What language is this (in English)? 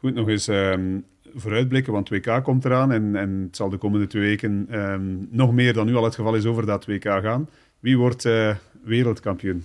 Dutch